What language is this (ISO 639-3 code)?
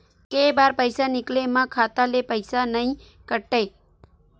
hne